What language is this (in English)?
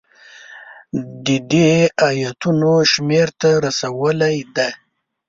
Pashto